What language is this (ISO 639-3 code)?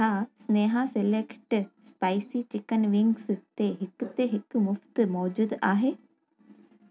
snd